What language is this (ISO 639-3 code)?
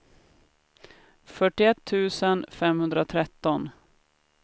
swe